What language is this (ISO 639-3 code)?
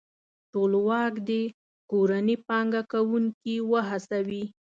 pus